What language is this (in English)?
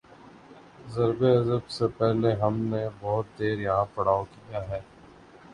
Urdu